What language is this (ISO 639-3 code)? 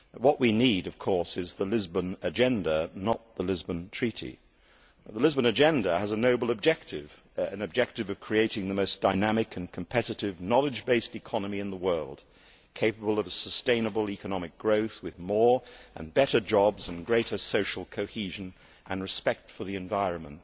eng